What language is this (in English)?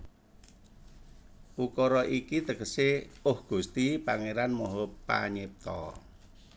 Javanese